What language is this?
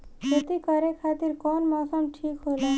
Bhojpuri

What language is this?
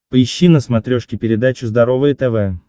Russian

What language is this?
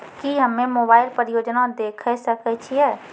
Maithili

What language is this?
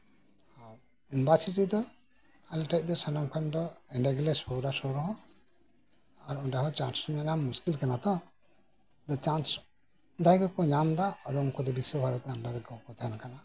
Santali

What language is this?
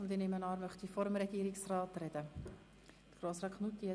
Swiss German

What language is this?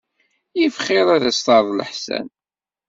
Kabyle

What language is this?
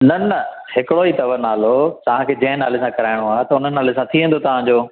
Sindhi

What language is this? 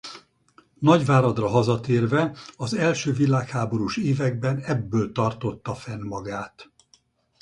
Hungarian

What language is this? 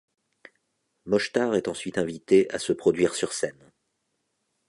French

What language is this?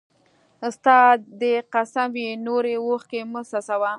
Pashto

